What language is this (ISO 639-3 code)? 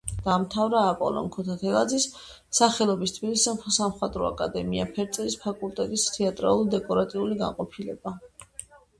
kat